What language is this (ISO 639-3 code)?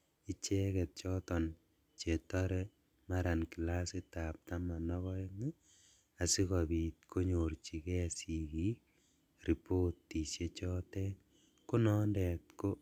kln